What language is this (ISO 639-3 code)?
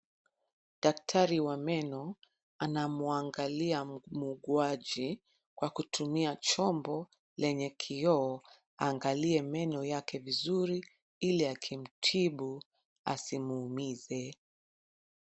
swa